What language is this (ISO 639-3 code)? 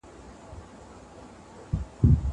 pus